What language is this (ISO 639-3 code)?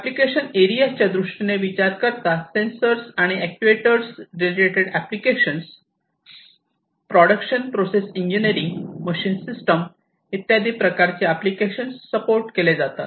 mar